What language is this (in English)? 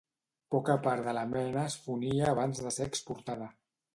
Catalan